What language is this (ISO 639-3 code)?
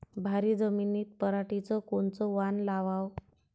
mar